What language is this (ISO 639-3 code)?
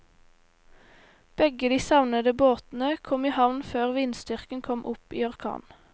nor